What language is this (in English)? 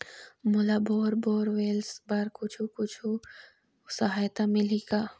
Chhattisgarhi